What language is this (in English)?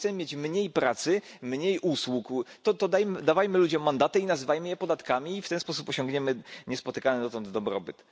Polish